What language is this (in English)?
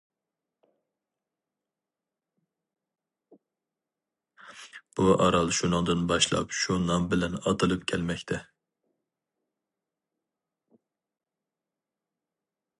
Uyghur